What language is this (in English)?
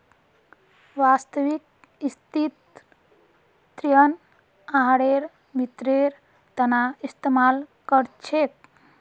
Magahi